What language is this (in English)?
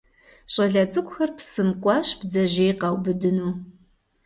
Kabardian